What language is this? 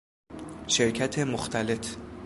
Persian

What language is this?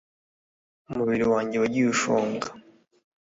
Kinyarwanda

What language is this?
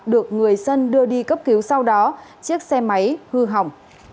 Vietnamese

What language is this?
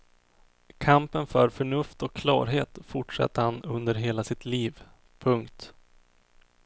Swedish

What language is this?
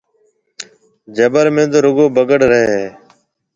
Marwari (Pakistan)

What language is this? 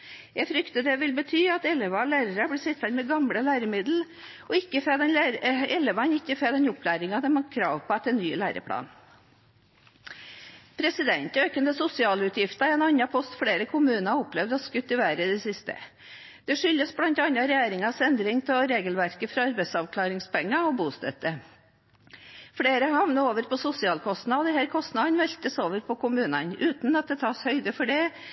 Norwegian Bokmål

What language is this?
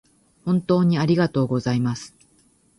Japanese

